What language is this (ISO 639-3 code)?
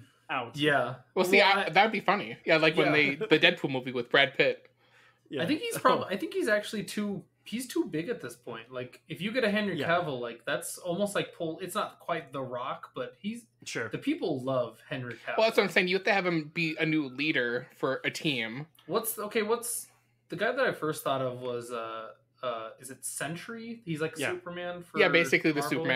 eng